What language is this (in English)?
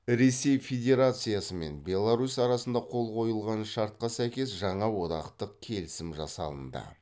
Kazakh